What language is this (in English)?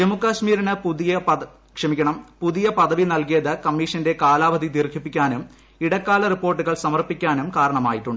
Malayalam